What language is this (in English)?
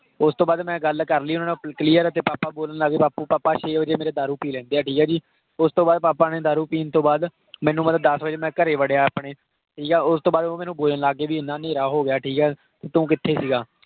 Punjabi